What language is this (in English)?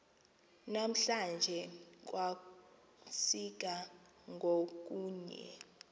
Xhosa